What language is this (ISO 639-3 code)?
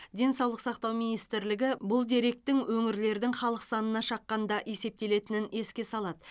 kaz